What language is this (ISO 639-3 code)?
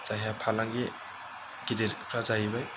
brx